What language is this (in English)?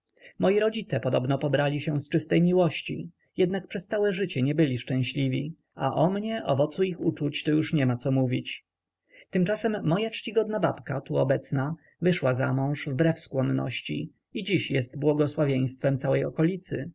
Polish